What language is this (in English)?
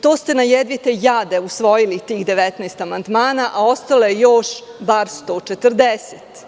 Serbian